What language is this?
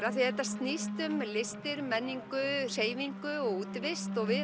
Icelandic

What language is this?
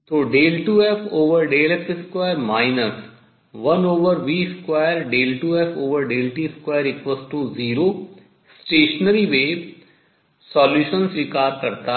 Hindi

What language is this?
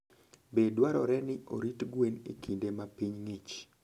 Luo (Kenya and Tanzania)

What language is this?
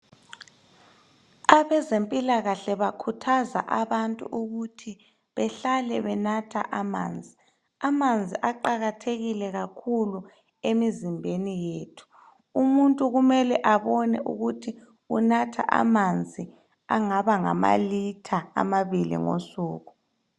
North Ndebele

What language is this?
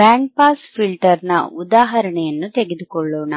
Kannada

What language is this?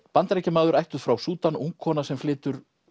Icelandic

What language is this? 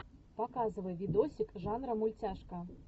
Russian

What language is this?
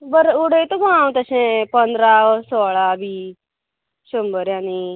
Konkani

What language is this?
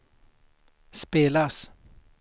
Swedish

